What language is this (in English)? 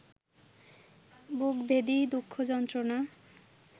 Bangla